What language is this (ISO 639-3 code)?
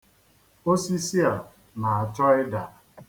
ibo